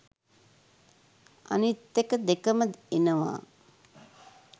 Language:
Sinhala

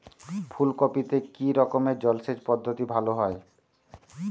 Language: Bangla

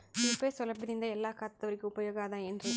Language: Kannada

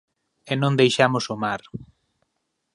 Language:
Galician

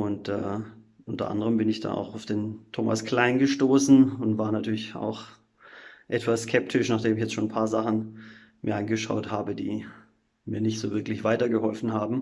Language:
German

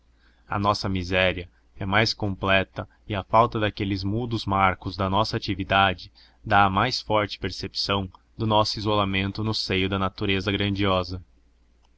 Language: Portuguese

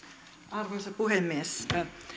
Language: Finnish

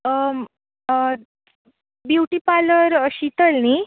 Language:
Konkani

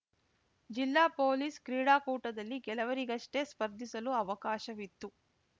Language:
Kannada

